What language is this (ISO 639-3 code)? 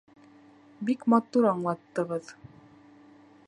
bak